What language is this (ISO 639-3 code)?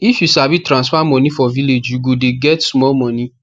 pcm